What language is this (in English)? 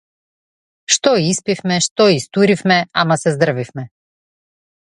Macedonian